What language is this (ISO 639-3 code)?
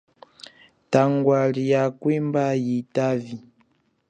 cjk